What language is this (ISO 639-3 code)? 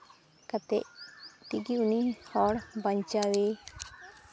sat